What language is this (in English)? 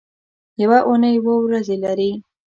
Pashto